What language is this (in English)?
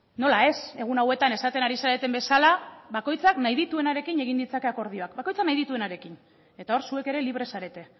Basque